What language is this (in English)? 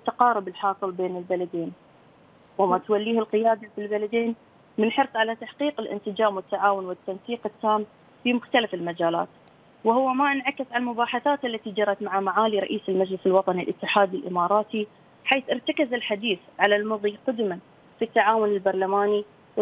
Arabic